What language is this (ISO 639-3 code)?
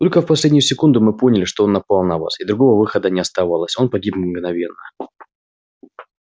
rus